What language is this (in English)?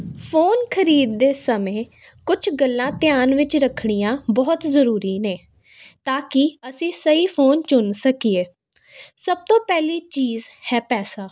Punjabi